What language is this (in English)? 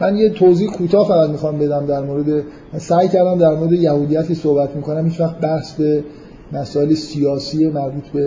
Persian